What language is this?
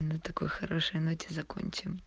Russian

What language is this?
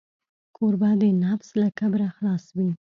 Pashto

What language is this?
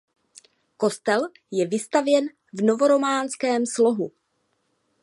Czech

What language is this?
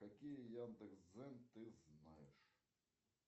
Russian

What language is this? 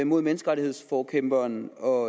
Danish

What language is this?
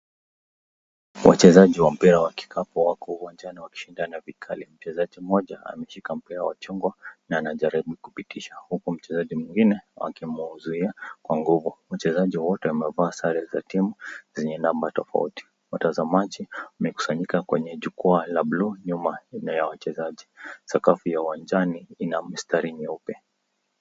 Swahili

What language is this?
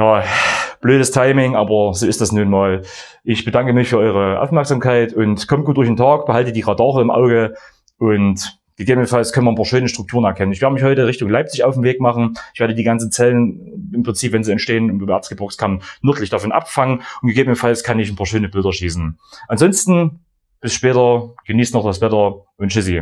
German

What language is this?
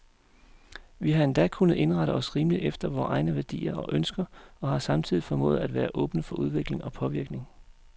Danish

